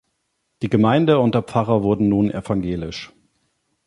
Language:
German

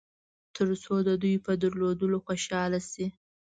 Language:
Pashto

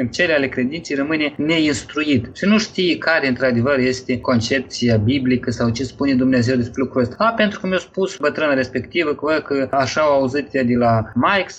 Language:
Romanian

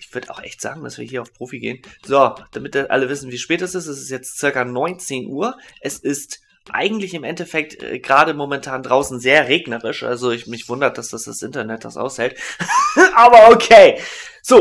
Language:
German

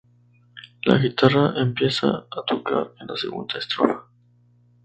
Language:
Spanish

